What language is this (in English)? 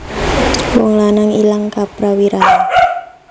Javanese